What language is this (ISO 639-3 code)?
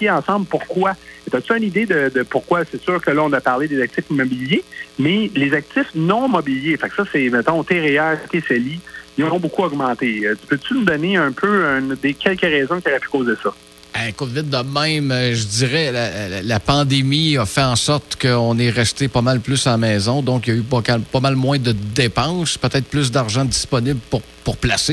fra